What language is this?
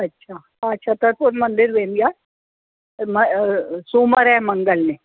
Sindhi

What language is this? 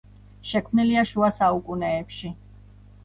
Georgian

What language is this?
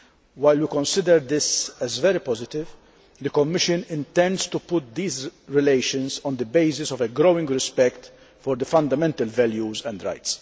English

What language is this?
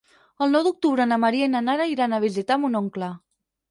Catalan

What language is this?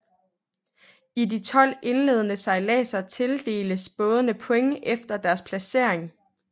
Danish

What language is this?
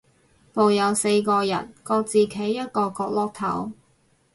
Cantonese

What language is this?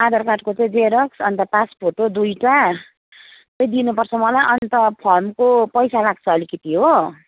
Nepali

